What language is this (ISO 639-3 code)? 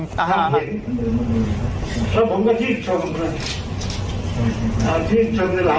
tha